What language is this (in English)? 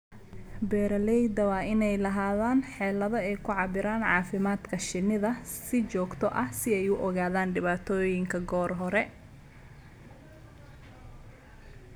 Somali